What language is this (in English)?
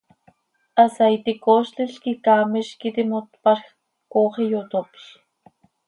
Seri